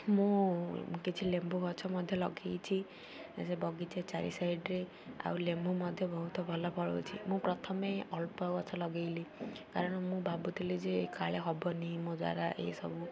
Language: Odia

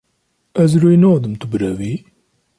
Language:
Kurdish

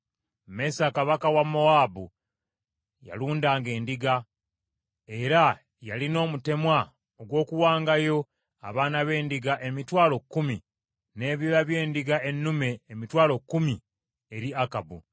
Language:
Ganda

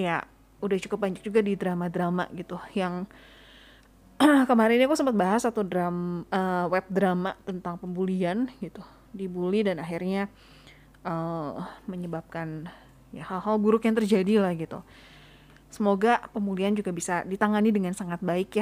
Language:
Indonesian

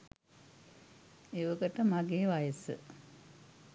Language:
Sinhala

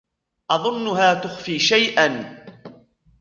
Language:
Arabic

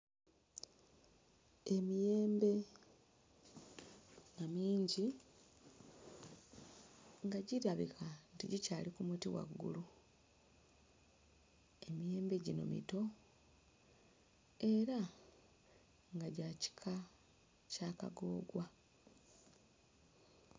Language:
Ganda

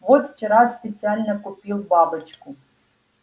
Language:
Russian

